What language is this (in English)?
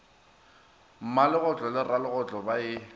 Northern Sotho